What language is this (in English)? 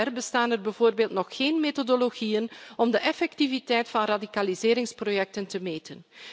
Dutch